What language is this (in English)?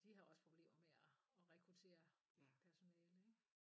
Danish